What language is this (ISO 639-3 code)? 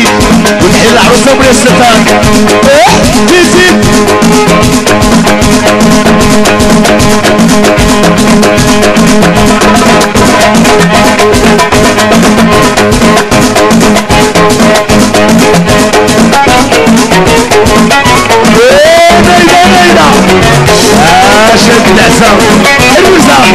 ara